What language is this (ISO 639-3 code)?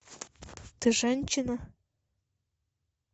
rus